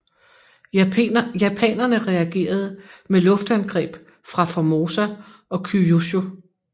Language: Danish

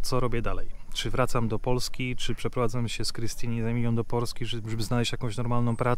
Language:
Polish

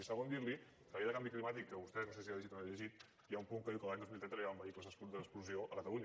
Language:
Catalan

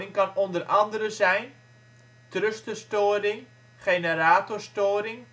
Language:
Dutch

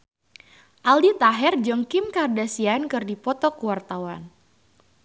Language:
Sundanese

